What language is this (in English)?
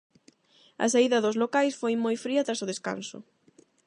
Galician